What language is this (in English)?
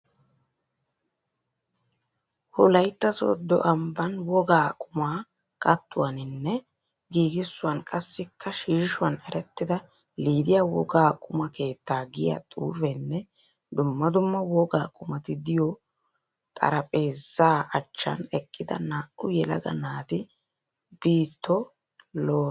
Wolaytta